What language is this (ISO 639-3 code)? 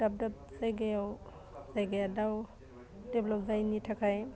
brx